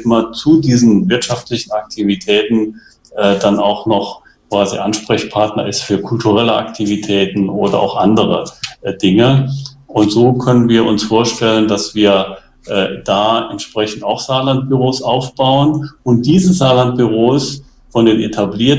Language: German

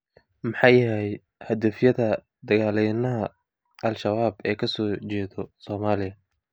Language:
Somali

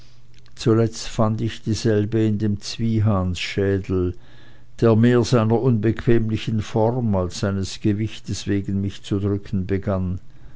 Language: German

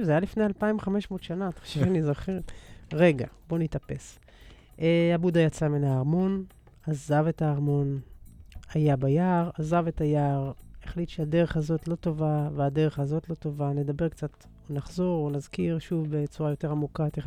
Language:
Hebrew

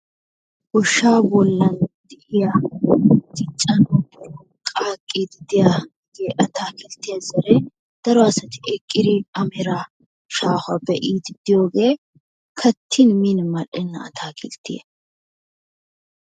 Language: Wolaytta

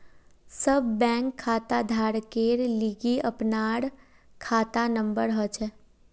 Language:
Magahi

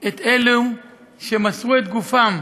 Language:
Hebrew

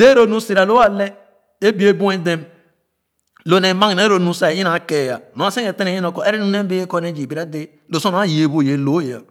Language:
Khana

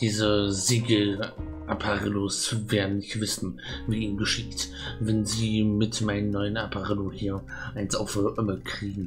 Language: German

